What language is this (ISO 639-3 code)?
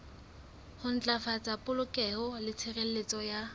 sot